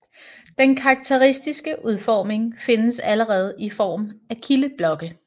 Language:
Danish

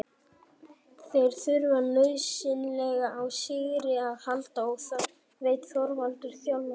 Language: Icelandic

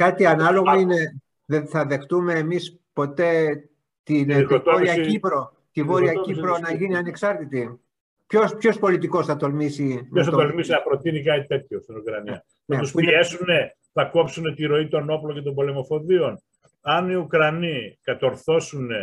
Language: Greek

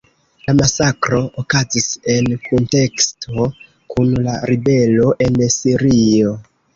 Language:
Esperanto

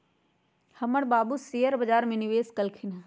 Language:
Magahi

